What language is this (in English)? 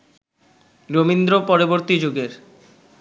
Bangla